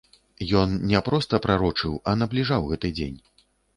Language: Belarusian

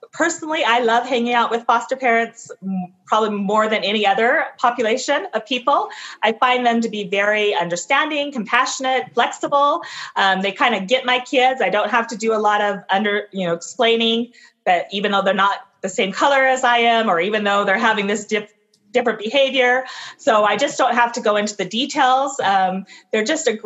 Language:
English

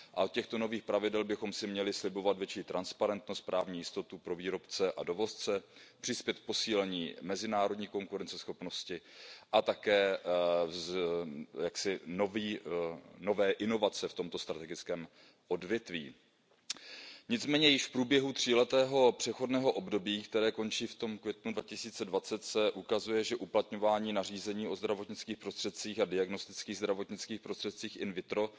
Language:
Czech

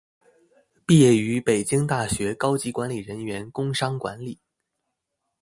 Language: Chinese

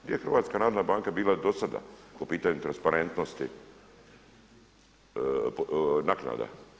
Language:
Croatian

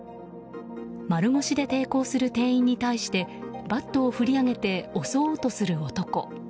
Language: Japanese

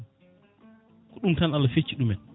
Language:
Fula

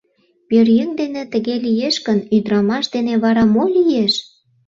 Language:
Mari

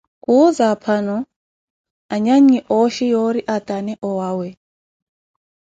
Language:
Koti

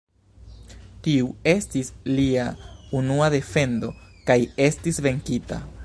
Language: Esperanto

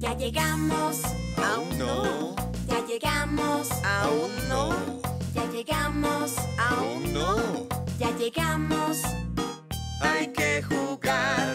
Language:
Spanish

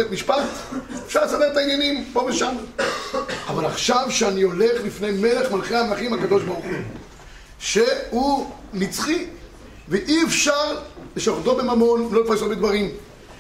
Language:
Hebrew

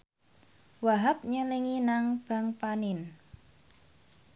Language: Javanese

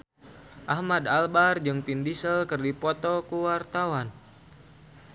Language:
Sundanese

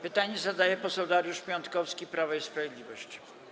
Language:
Polish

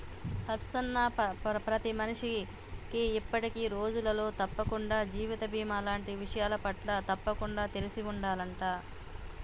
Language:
Telugu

